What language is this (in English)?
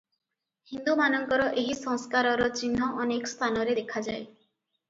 Odia